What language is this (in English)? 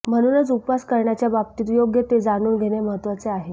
Marathi